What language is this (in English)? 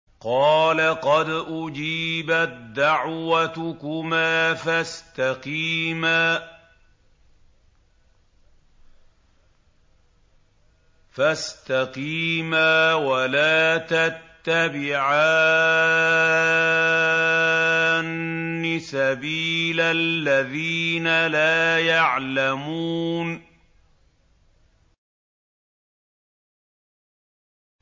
Arabic